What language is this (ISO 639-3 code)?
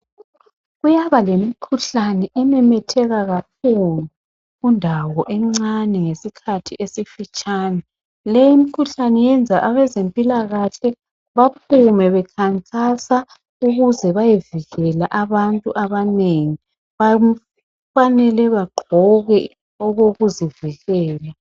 nde